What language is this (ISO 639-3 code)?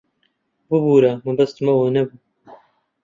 ckb